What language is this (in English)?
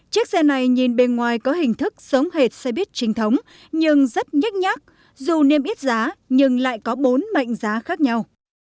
Vietnamese